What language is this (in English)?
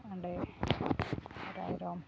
Santali